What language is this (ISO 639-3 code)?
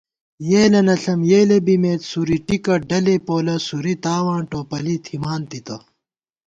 gwt